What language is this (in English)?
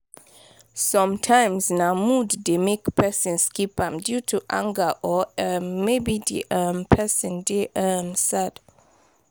Nigerian Pidgin